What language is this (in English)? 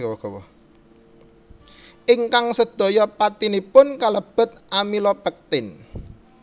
Javanese